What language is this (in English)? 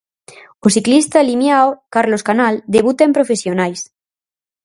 Galician